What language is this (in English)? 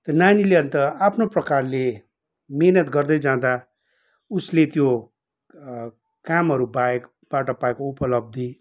Nepali